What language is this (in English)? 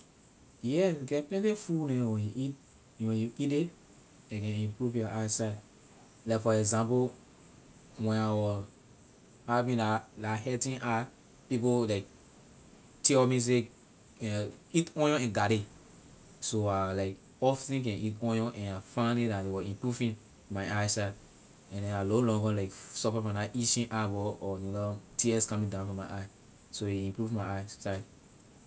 Liberian English